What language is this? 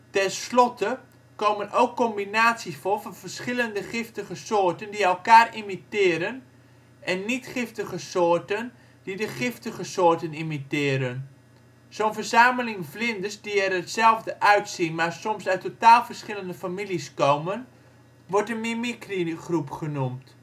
Dutch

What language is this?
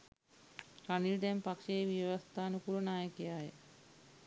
Sinhala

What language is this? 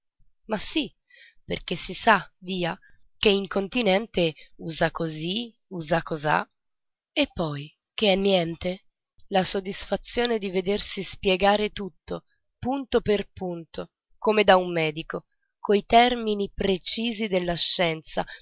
Italian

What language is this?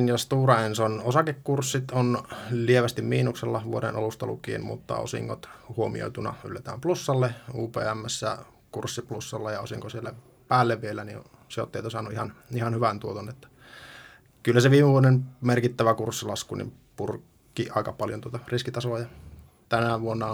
Finnish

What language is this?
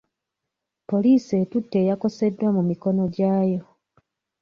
Ganda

